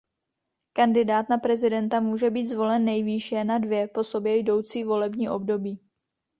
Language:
Czech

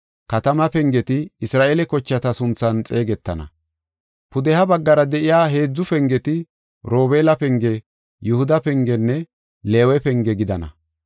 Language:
Gofa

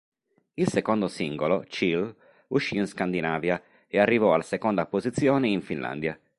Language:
Italian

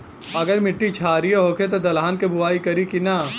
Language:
Bhojpuri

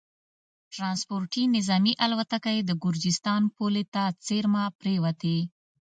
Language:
Pashto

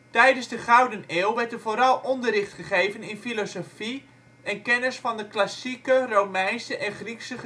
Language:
Dutch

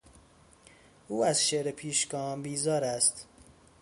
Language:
Persian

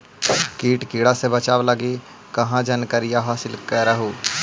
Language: Magahi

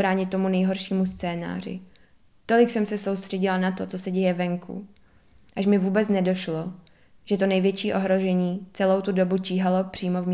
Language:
Czech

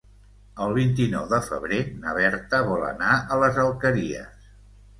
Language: Catalan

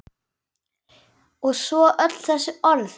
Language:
Icelandic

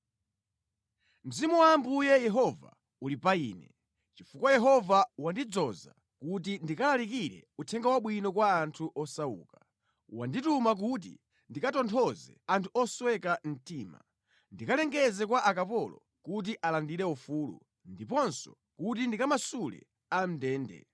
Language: Nyanja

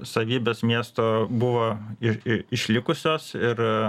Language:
Lithuanian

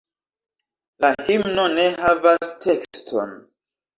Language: Esperanto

